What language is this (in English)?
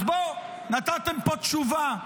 Hebrew